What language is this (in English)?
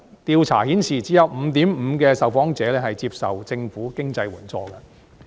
Cantonese